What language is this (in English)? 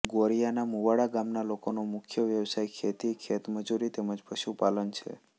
Gujarati